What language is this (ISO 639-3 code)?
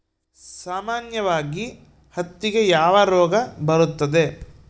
kan